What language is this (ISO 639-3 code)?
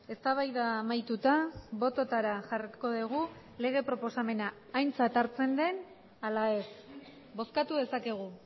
eus